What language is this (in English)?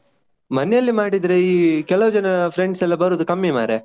Kannada